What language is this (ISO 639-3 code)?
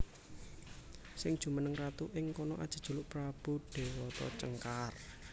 jav